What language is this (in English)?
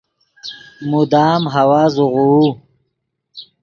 Yidgha